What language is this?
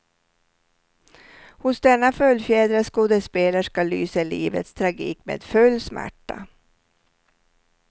Swedish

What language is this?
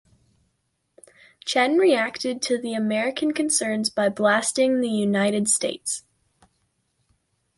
English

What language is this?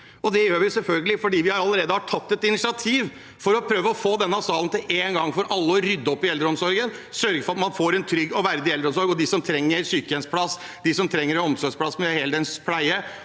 Norwegian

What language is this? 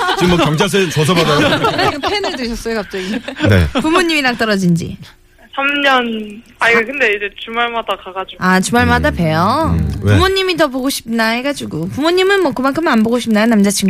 Korean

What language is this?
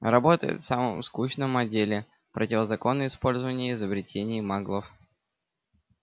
Russian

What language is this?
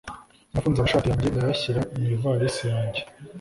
Kinyarwanda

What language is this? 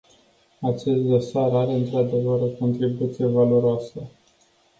Romanian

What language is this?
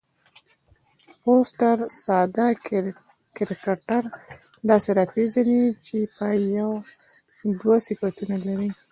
Pashto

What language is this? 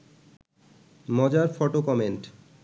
Bangla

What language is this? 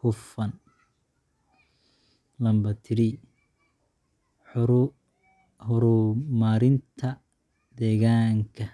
Somali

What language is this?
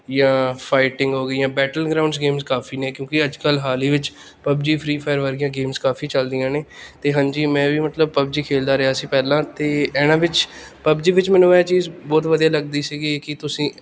Punjabi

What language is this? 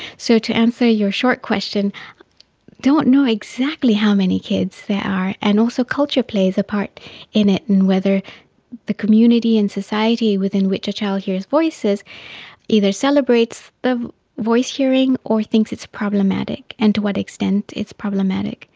English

